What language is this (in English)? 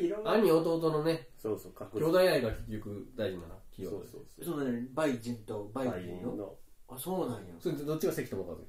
Japanese